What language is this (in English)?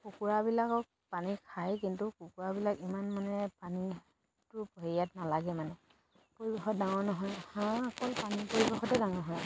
Assamese